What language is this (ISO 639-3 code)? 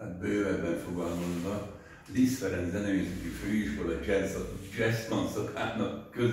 hun